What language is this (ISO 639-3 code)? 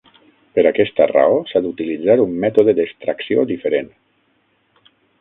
cat